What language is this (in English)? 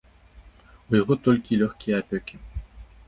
Belarusian